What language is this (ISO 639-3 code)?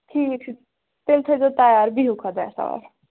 kas